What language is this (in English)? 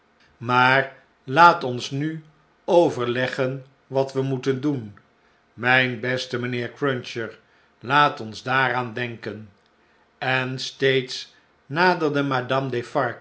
Dutch